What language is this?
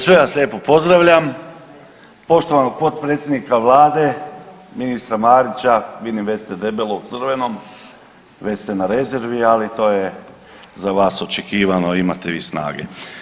Croatian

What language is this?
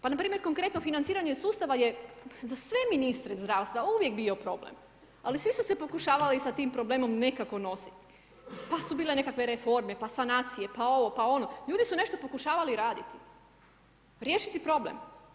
Croatian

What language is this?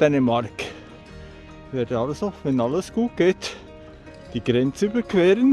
German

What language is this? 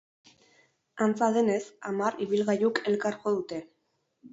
Basque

